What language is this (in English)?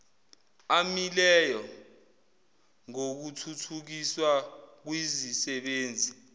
Zulu